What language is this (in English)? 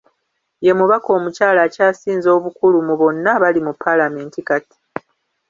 Ganda